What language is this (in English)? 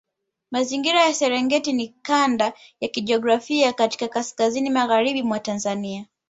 Swahili